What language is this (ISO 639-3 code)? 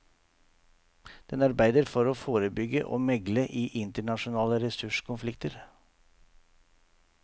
nor